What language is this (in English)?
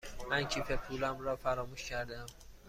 Persian